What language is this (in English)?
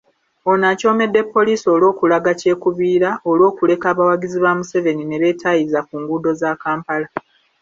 Ganda